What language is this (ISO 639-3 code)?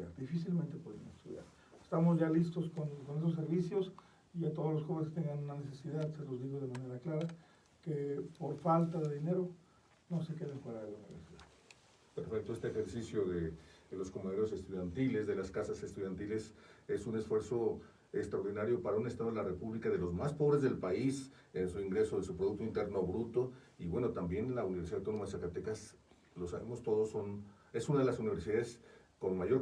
spa